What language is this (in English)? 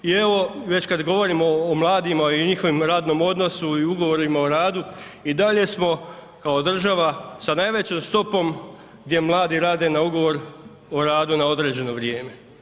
Croatian